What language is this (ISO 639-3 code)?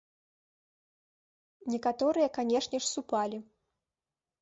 bel